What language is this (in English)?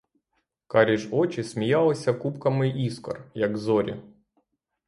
Ukrainian